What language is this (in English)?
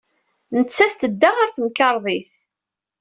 Kabyle